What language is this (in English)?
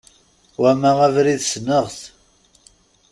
Kabyle